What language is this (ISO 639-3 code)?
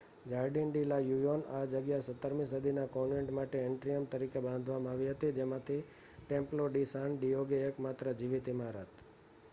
guj